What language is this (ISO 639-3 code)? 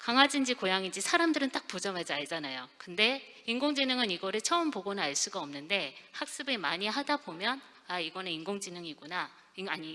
kor